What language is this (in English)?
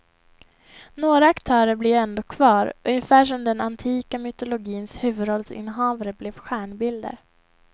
Swedish